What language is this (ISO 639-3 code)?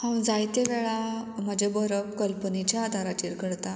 kok